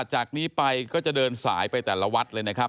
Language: Thai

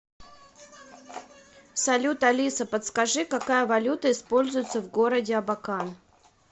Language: Russian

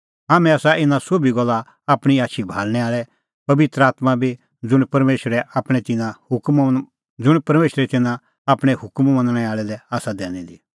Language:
Kullu Pahari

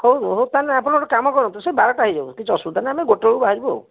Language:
Odia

